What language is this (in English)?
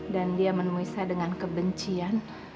Indonesian